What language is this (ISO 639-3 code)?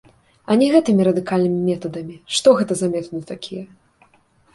bel